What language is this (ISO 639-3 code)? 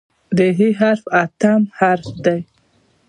pus